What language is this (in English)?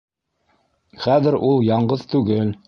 Bashkir